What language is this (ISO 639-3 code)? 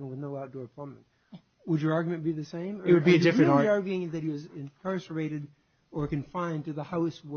eng